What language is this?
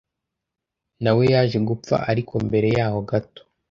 Kinyarwanda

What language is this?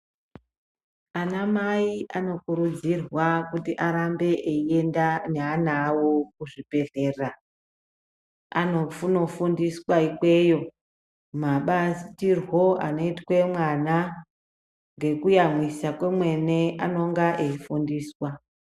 Ndau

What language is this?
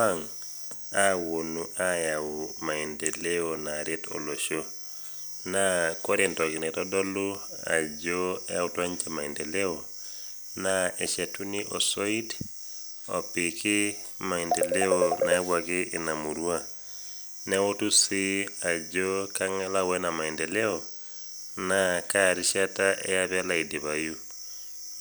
Masai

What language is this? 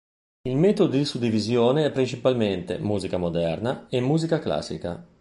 Italian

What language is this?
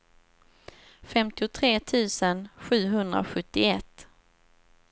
Swedish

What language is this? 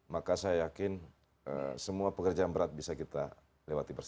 Indonesian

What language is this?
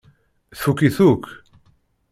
Kabyle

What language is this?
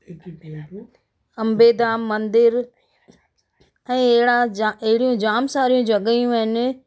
Sindhi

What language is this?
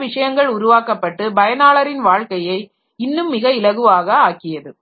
Tamil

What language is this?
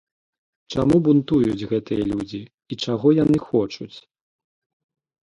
Belarusian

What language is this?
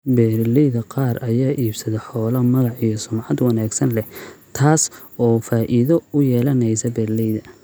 Somali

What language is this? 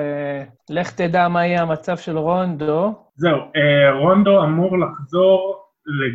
Hebrew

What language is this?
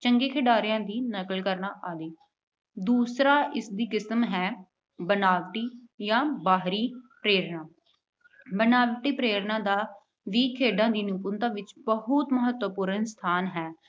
Punjabi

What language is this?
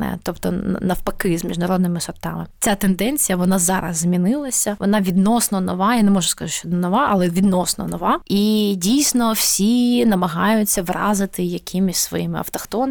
Ukrainian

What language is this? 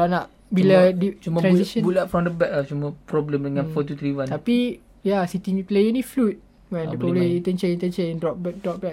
Malay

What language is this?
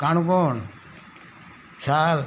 Konkani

